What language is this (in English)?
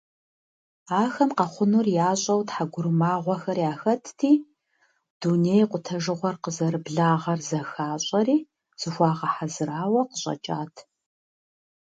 Kabardian